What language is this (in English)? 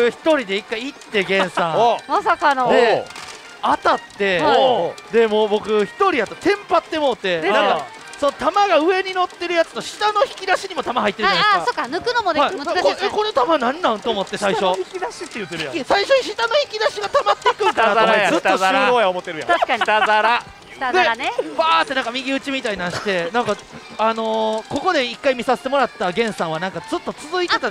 Japanese